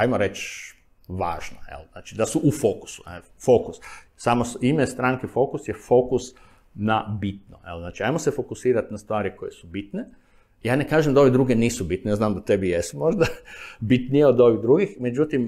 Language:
Croatian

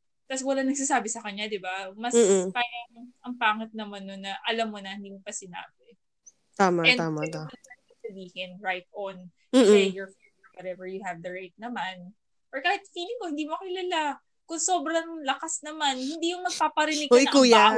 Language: Filipino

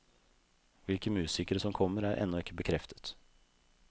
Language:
Norwegian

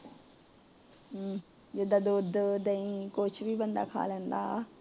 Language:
Punjabi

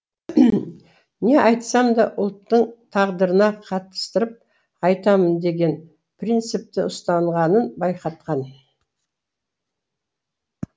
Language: Kazakh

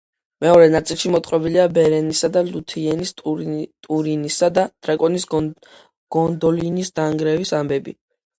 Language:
Georgian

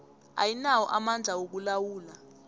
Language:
South Ndebele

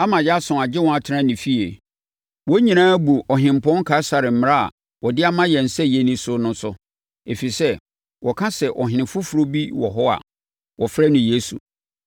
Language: Akan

